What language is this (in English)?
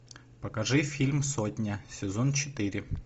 Russian